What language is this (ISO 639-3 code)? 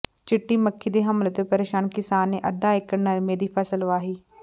pan